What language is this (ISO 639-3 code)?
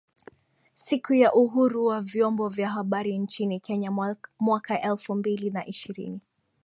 swa